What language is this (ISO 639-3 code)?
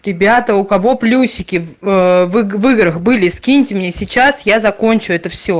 rus